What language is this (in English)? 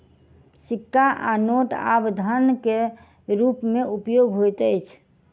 Maithili